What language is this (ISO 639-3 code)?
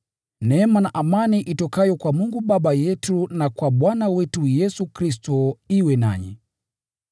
swa